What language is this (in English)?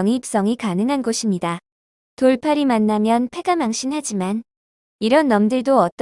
Korean